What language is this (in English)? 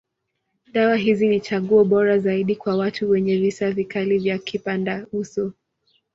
Swahili